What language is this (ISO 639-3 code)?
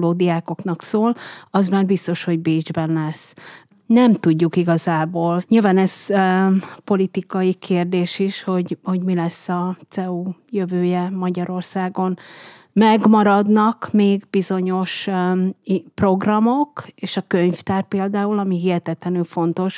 hun